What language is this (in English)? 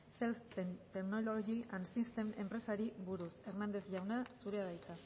Basque